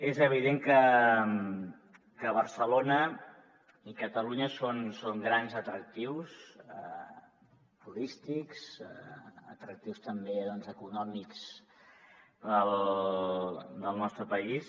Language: Catalan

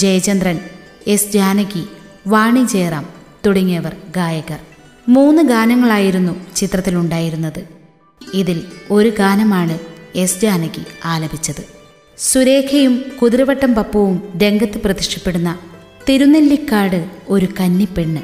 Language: Malayalam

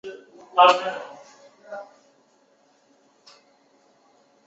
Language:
Chinese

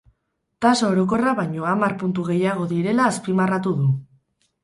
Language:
Basque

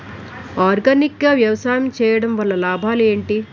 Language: Telugu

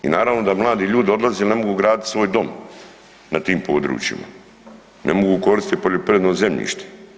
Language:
Croatian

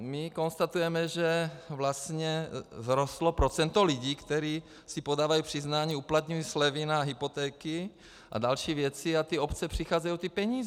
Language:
Czech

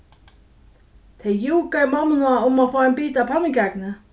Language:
Faroese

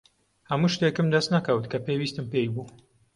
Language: Central Kurdish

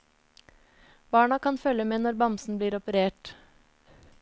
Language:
Norwegian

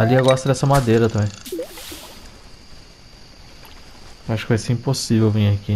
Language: Portuguese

